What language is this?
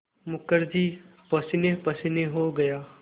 Hindi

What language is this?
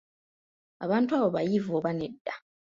Ganda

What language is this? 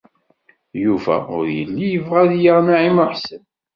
Kabyle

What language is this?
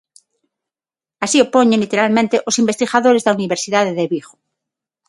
Galician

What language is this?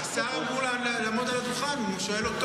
Hebrew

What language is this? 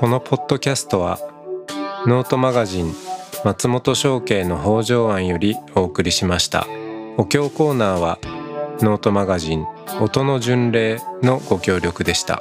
Japanese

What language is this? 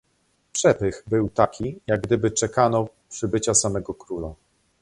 Polish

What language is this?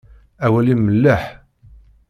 Kabyle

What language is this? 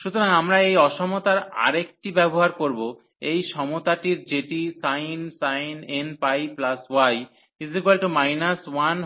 Bangla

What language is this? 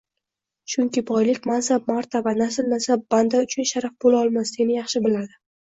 Uzbek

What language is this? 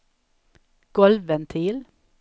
Swedish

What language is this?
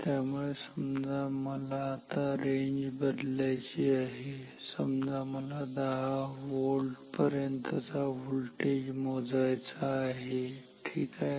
Marathi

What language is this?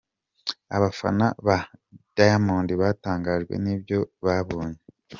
Kinyarwanda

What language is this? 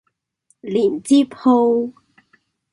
Cantonese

